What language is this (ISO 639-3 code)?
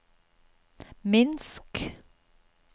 nor